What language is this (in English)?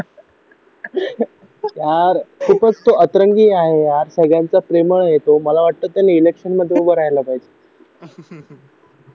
Marathi